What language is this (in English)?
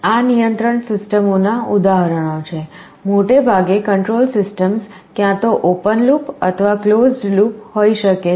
Gujarati